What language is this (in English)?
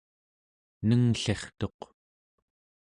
Central Yupik